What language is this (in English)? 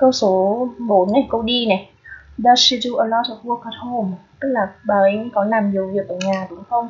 Vietnamese